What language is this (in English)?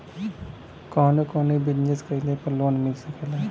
Bhojpuri